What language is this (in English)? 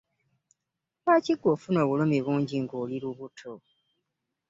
Ganda